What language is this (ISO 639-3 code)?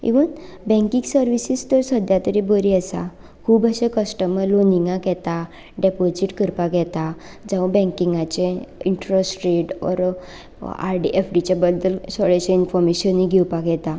kok